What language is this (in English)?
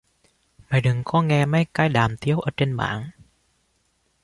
Vietnamese